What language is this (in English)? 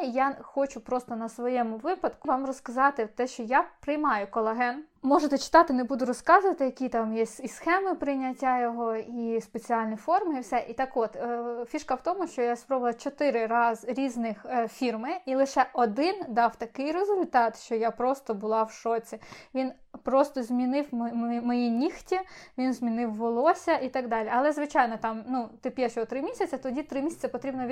Ukrainian